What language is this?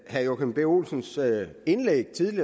Danish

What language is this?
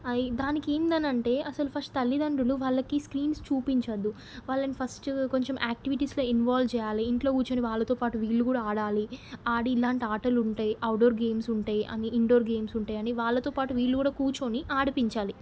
Telugu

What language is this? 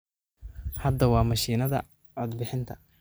Somali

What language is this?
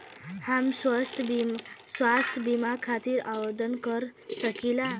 Bhojpuri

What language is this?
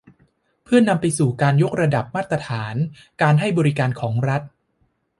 Thai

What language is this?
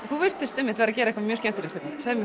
Icelandic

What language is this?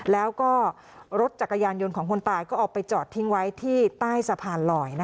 Thai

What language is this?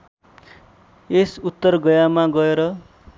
Nepali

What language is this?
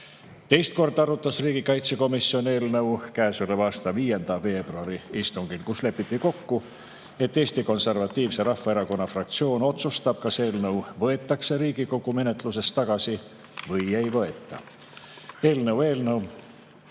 Estonian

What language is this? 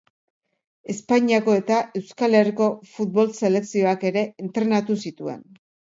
Basque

